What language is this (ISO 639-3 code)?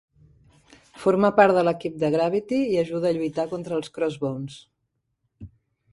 cat